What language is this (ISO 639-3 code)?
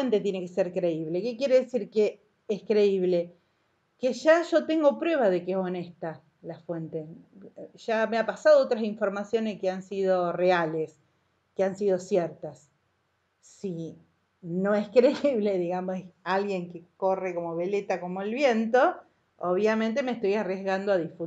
spa